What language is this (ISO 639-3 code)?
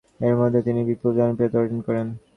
ben